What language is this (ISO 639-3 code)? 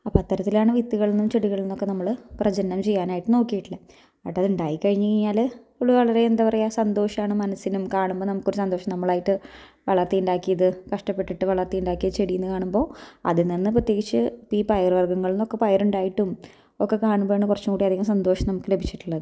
mal